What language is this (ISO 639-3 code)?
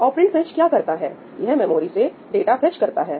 hin